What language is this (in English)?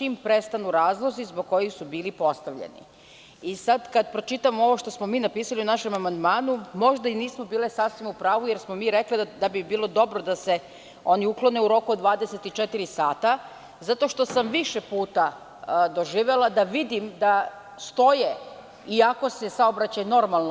Serbian